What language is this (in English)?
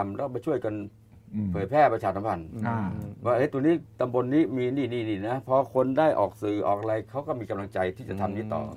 Thai